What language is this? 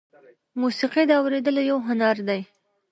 Pashto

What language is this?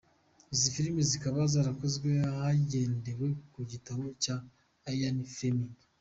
Kinyarwanda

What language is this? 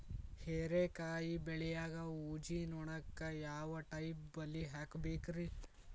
Kannada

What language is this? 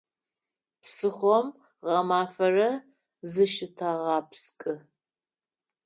Adyghe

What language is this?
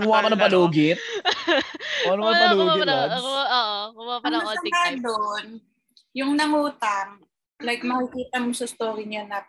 Filipino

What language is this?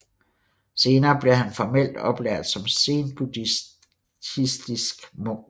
Danish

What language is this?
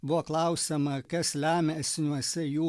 Lithuanian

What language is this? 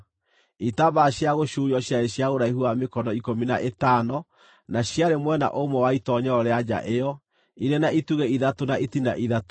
Kikuyu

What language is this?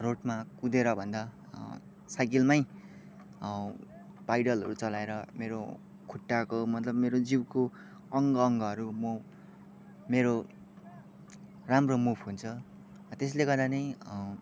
Nepali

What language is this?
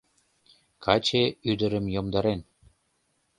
Mari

